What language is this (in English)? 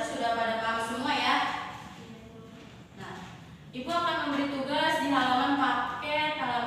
Indonesian